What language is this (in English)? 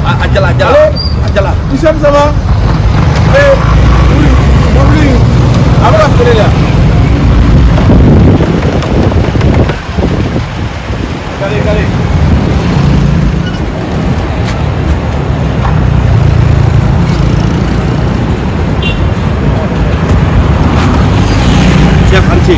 Indonesian